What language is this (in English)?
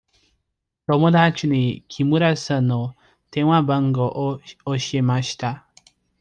Japanese